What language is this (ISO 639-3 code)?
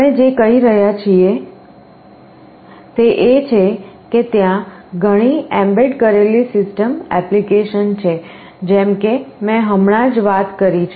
guj